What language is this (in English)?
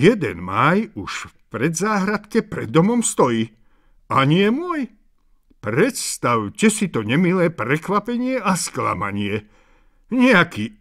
Czech